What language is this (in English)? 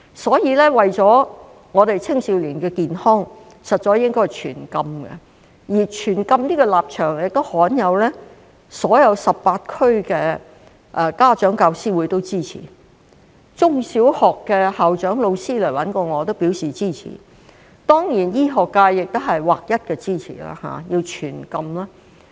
Cantonese